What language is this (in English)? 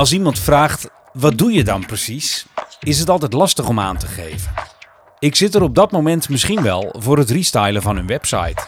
Dutch